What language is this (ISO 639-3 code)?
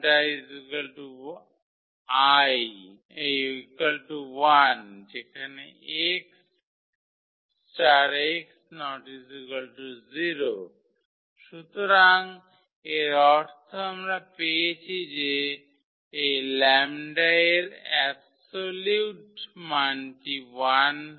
ben